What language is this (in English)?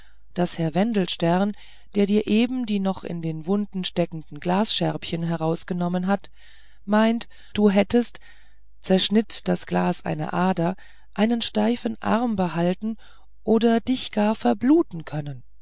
German